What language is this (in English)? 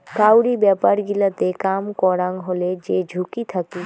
Bangla